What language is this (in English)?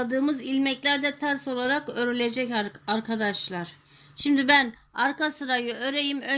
Turkish